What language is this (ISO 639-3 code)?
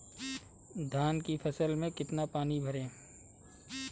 hin